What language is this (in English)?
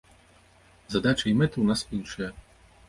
Belarusian